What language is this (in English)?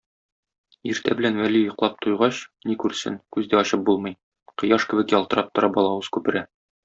Tatar